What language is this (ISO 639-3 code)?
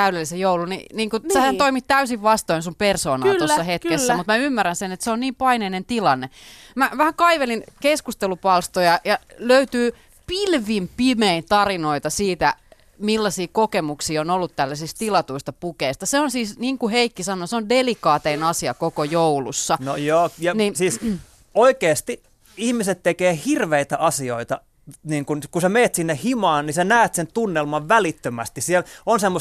fin